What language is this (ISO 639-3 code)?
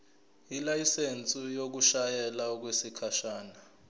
zul